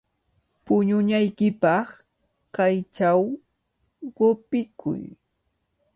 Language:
Cajatambo North Lima Quechua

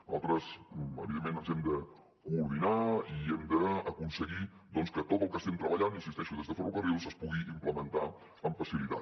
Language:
Catalan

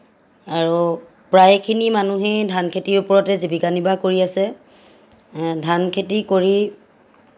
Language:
Assamese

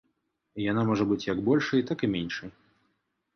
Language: Belarusian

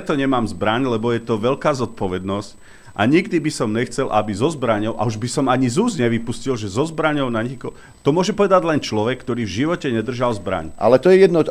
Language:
Slovak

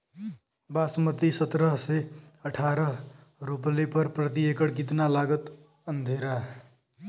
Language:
Bhojpuri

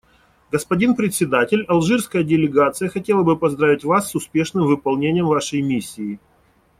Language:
Russian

